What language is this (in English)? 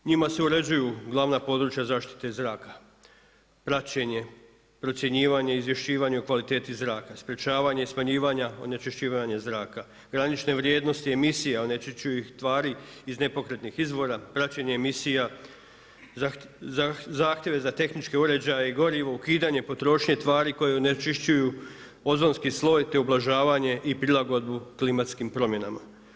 Croatian